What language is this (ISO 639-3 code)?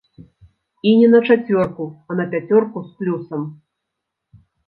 bel